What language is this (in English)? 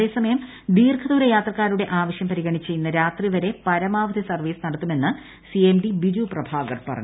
Malayalam